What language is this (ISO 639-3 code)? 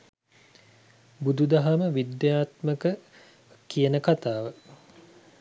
sin